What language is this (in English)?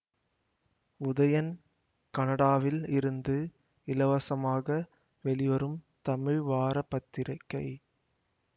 Tamil